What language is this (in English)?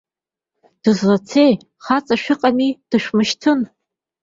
Abkhazian